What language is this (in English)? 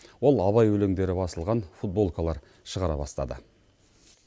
Kazakh